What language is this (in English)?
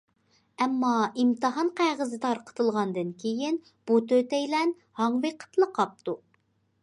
Uyghur